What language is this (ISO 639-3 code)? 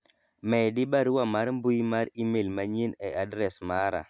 luo